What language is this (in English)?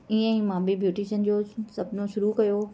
Sindhi